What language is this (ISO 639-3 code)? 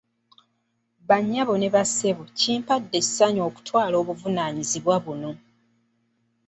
lug